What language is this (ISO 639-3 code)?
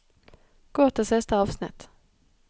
nor